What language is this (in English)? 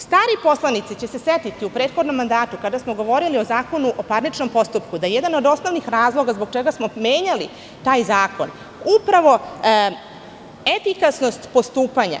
Serbian